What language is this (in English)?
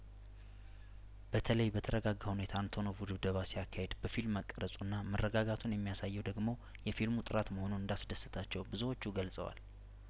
Amharic